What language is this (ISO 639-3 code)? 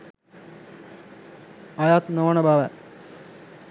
sin